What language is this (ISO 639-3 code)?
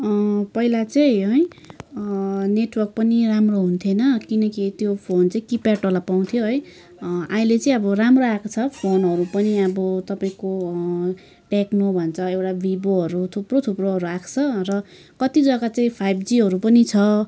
nep